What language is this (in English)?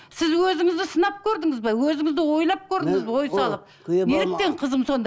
Kazakh